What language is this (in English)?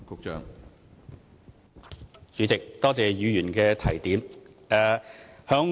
Cantonese